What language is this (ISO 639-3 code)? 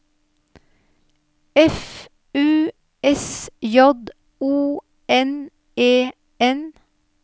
nor